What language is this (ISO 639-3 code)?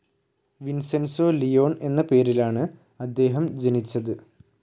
mal